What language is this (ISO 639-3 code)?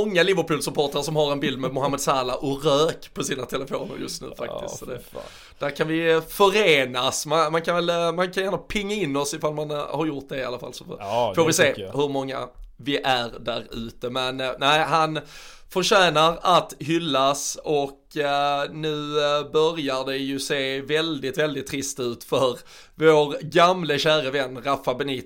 swe